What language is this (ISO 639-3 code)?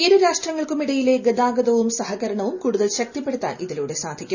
mal